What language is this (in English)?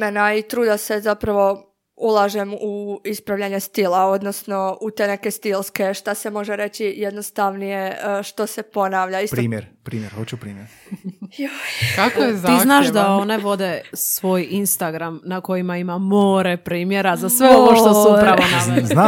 Croatian